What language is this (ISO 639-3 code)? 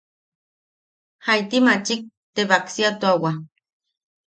yaq